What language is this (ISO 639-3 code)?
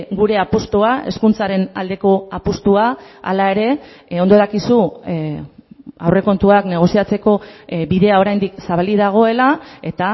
eus